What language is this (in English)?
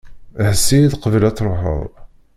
Kabyle